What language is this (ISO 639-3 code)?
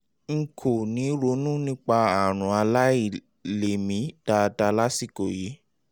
yor